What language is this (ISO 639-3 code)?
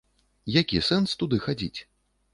bel